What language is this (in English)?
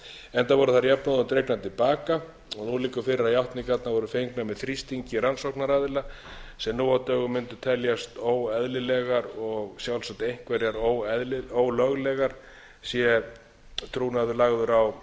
Icelandic